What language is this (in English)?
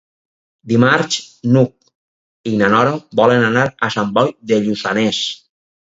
Catalan